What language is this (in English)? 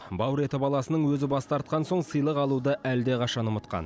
Kazakh